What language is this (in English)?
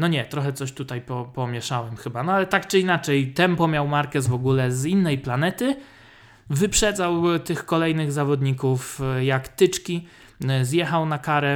Polish